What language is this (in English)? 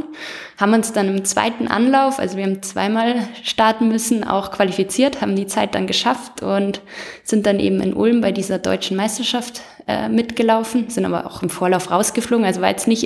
German